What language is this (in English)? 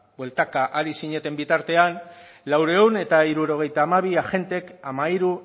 Basque